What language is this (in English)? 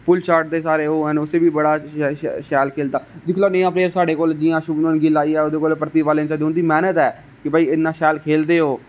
Dogri